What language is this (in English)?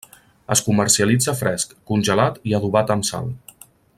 Catalan